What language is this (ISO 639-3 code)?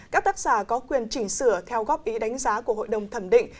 vie